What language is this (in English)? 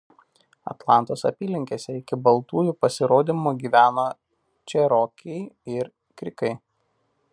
Lithuanian